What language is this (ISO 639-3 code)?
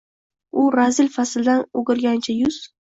uzb